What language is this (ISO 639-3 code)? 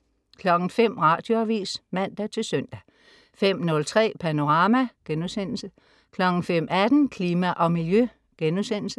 dan